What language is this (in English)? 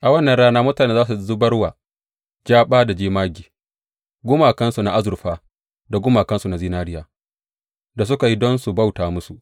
Hausa